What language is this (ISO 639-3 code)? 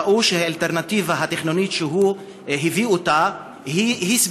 heb